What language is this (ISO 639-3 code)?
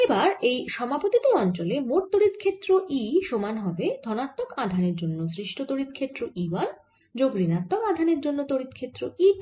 ben